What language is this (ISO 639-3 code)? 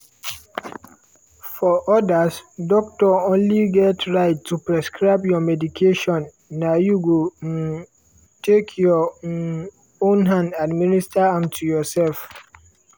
pcm